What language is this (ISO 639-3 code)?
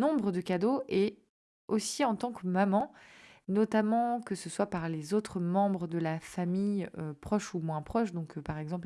fra